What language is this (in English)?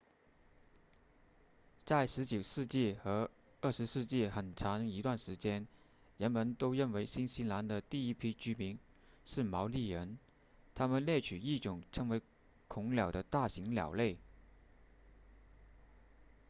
Chinese